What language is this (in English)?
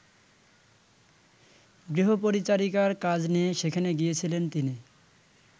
Bangla